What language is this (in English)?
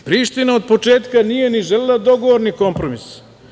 Serbian